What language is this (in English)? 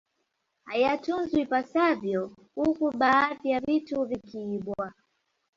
Swahili